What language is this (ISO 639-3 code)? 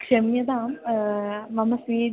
san